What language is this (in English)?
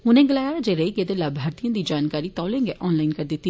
Dogri